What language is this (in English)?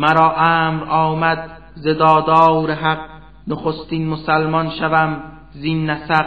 Persian